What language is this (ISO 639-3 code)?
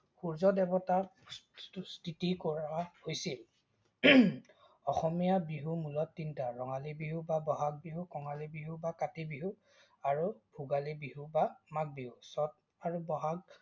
asm